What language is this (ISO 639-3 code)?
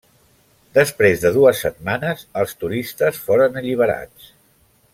cat